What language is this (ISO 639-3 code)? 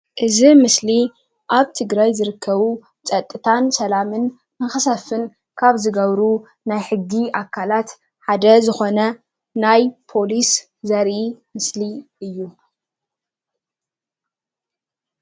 tir